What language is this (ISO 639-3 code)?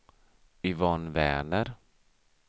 swe